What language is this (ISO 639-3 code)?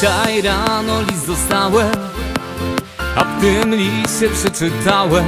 pol